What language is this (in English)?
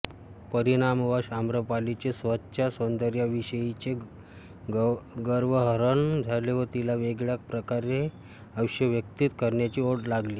Marathi